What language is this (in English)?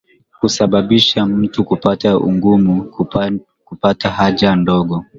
Swahili